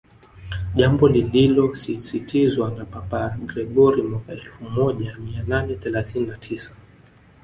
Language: Swahili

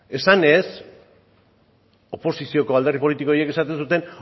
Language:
Basque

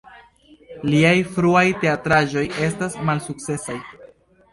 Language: Esperanto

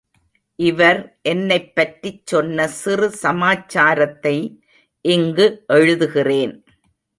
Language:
Tamil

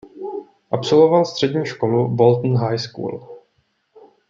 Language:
Czech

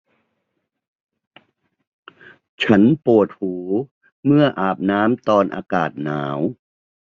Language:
Thai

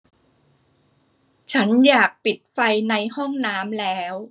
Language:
Thai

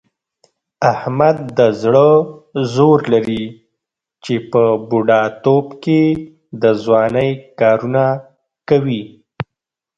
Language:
Pashto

